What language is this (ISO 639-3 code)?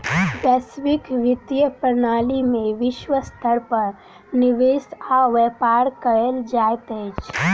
mai